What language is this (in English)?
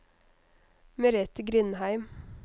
Norwegian